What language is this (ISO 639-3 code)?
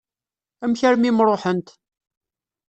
kab